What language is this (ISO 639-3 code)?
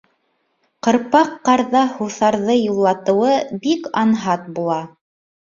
bak